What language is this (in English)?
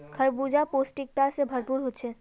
Magahi